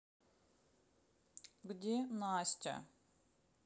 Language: Russian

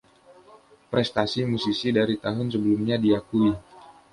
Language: Indonesian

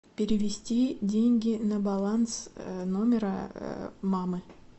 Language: Russian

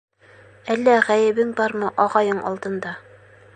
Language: Bashkir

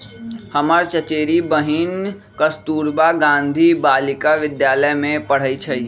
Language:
Magahi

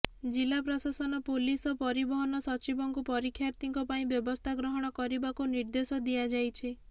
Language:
Odia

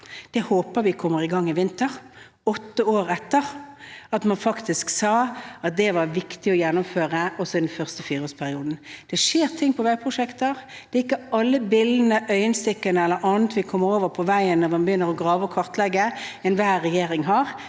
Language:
Norwegian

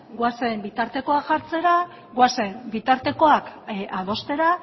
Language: Basque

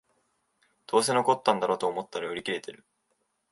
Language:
Japanese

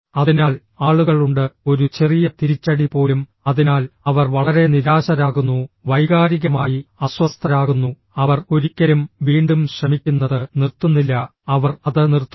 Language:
Malayalam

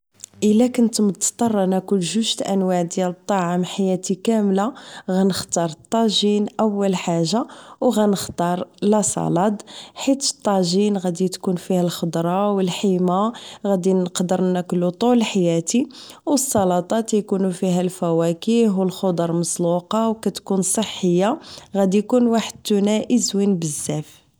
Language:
Moroccan Arabic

